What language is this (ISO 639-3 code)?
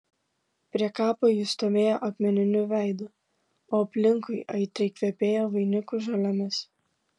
lit